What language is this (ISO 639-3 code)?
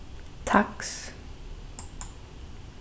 fao